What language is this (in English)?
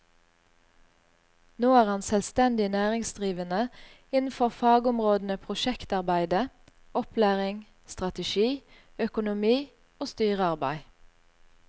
Norwegian